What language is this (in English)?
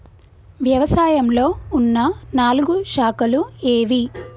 Telugu